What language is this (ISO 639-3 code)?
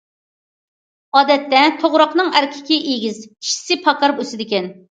uig